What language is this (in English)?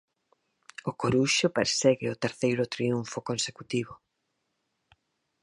Galician